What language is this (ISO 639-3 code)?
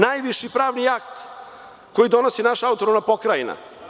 srp